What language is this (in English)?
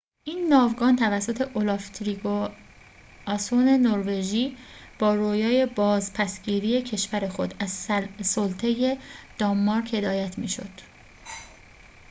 Persian